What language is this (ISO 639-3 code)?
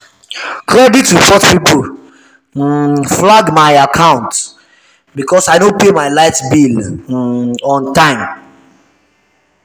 pcm